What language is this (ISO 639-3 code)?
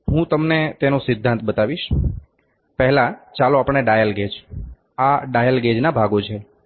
guj